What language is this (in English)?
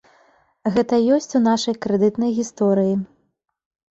Belarusian